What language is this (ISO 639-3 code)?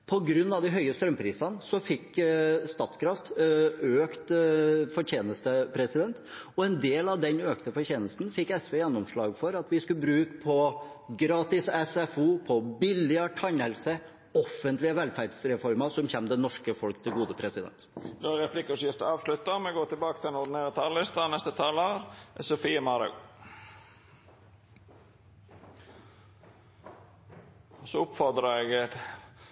nor